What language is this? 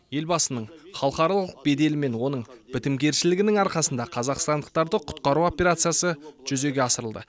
Kazakh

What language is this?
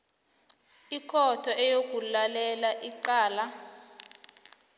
South Ndebele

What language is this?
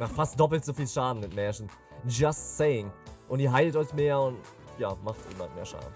German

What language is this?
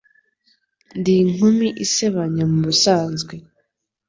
Kinyarwanda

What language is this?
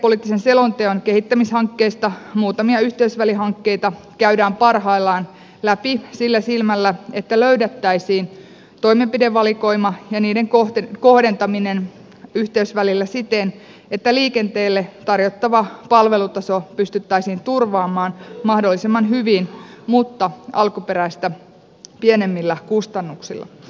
Finnish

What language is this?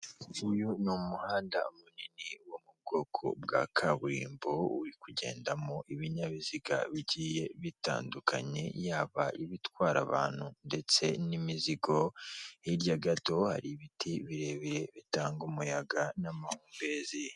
Kinyarwanda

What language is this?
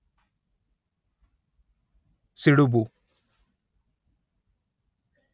Kannada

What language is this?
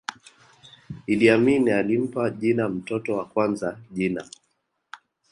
Swahili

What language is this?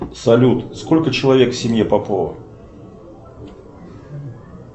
Russian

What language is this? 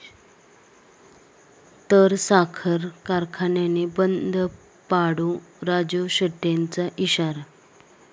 Marathi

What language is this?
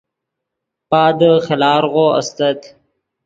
Yidgha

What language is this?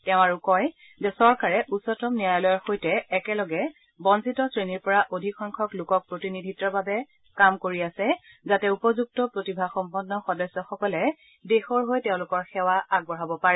Assamese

